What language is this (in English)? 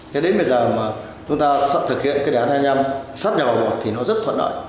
Vietnamese